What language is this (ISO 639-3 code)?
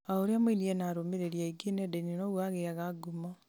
kik